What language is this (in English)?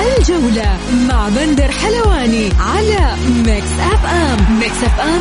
Arabic